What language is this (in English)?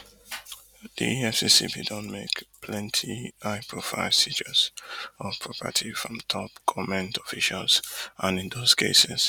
Nigerian Pidgin